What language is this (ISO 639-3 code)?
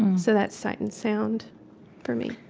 eng